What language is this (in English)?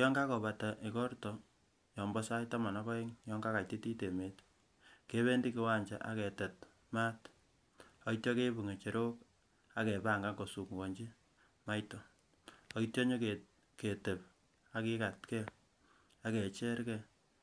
Kalenjin